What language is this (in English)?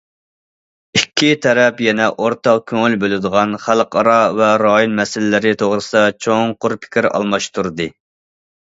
Uyghur